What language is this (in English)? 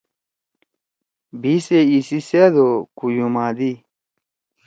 Torwali